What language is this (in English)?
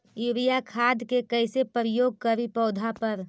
Magahi